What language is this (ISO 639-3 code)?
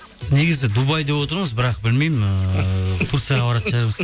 kaz